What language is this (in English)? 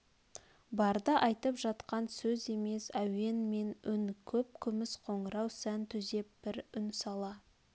Kazakh